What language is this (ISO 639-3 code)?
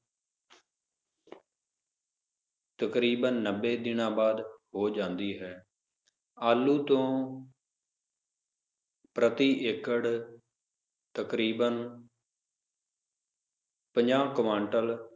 pan